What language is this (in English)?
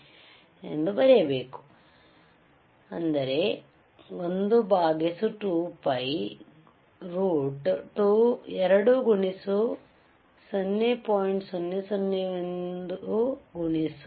Kannada